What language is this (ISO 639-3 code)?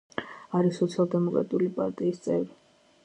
kat